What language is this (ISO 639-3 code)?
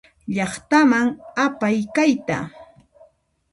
qxp